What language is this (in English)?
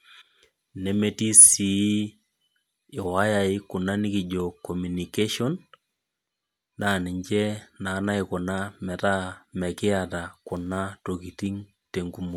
Masai